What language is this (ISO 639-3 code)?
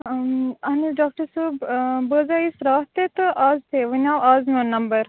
kas